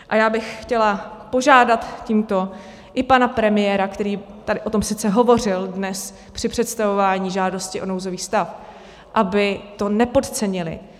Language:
Czech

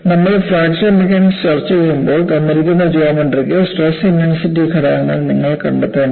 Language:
Malayalam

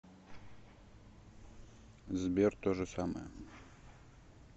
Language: Russian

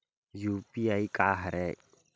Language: Chhattisgarhi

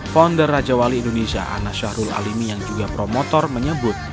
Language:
Indonesian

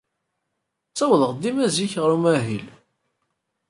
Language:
Kabyle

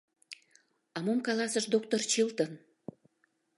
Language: Mari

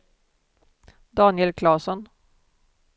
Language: Swedish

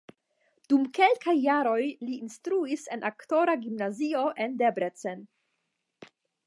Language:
Esperanto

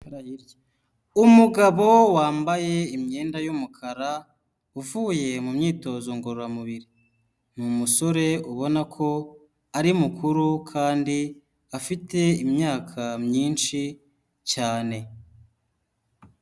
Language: Kinyarwanda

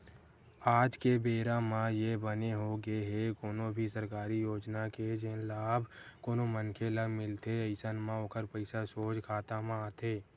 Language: Chhattisgarhi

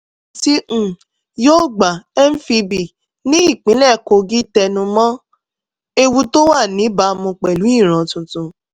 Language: Yoruba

